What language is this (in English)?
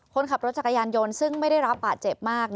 Thai